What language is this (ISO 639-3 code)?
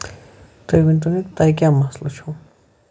kas